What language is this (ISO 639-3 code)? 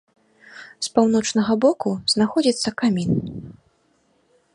bel